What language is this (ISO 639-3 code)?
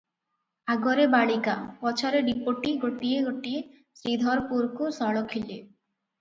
ori